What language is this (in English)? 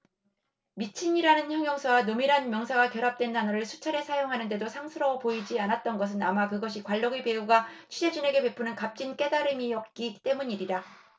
Korean